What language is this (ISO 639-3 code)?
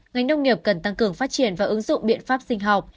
vie